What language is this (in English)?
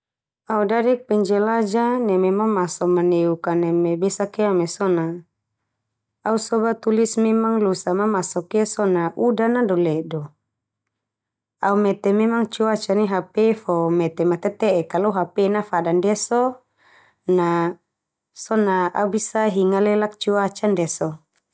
Termanu